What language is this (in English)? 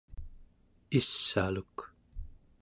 Central Yupik